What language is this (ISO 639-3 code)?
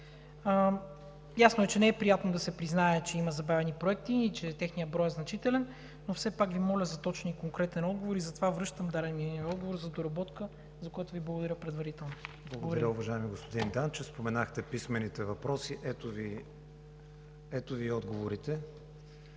bul